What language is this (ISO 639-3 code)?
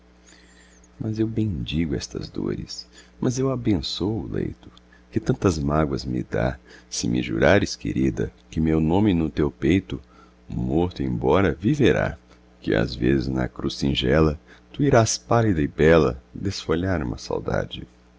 por